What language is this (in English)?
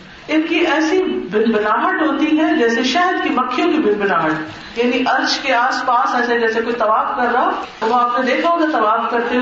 Urdu